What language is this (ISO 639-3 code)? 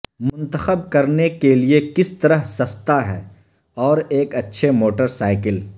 urd